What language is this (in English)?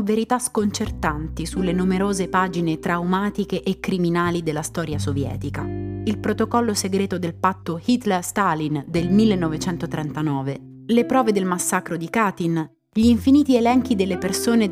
Italian